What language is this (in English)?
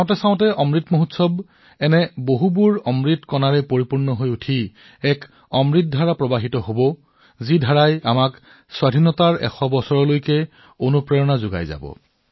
Assamese